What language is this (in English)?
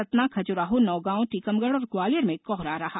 Hindi